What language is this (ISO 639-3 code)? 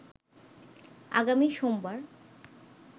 ben